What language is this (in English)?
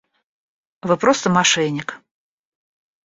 Russian